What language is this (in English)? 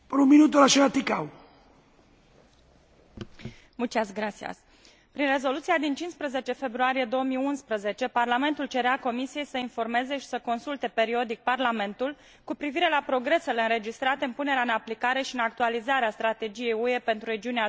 Romanian